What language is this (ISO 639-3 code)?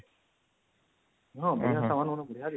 ori